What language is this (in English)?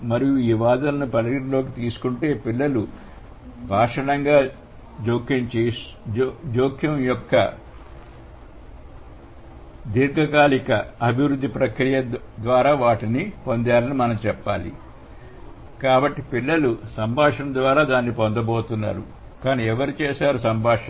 Telugu